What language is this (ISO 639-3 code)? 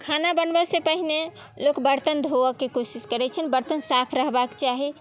mai